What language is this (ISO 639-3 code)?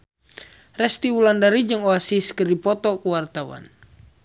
sun